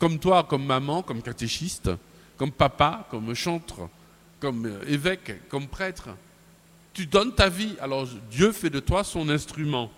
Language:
French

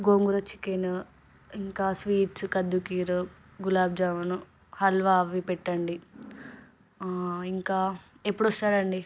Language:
Telugu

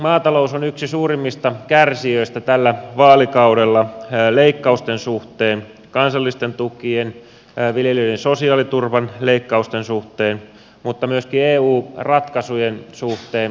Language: Finnish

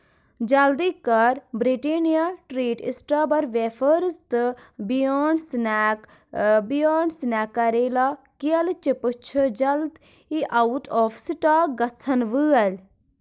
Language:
Kashmiri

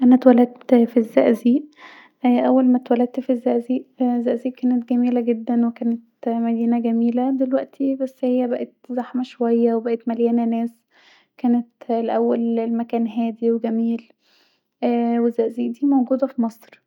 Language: Egyptian Arabic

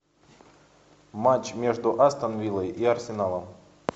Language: Russian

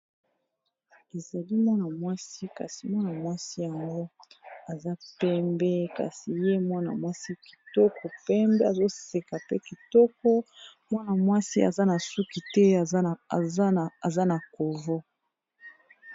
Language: Lingala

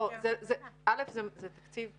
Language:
Hebrew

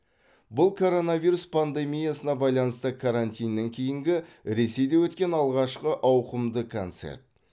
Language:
Kazakh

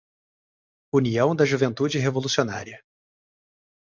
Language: Portuguese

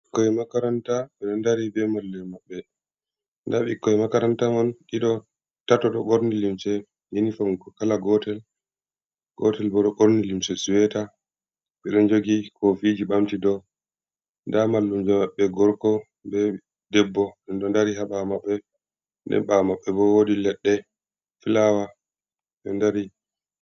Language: Fula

